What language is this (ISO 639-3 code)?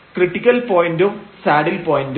mal